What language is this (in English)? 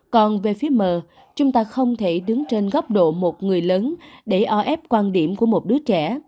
Vietnamese